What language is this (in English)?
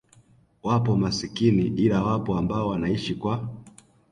Swahili